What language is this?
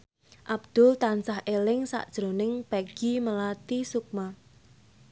Javanese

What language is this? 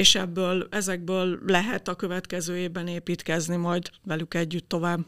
Hungarian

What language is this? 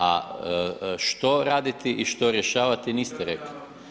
Croatian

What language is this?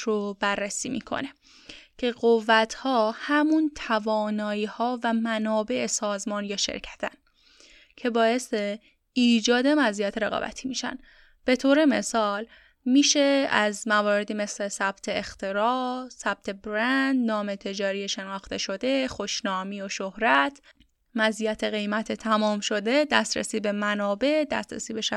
Persian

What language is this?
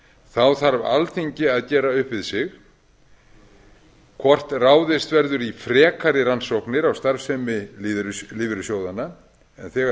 Icelandic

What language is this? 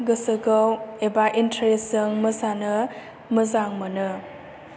Bodo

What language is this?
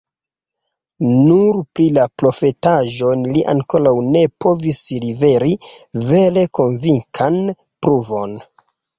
Esperanto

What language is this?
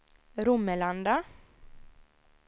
Swedish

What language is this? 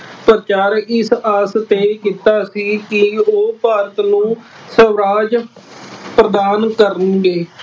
Punjabi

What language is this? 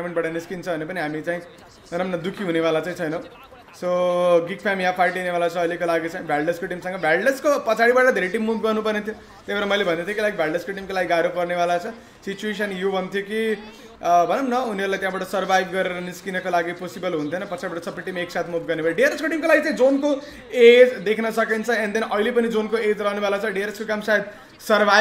Hindi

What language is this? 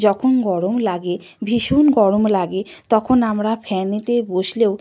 Bangla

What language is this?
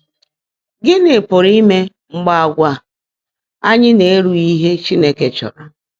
Igbo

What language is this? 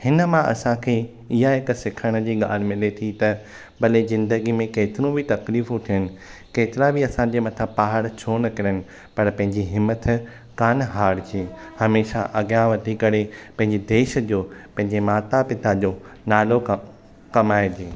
Sindhi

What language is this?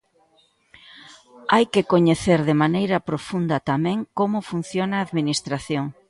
Galician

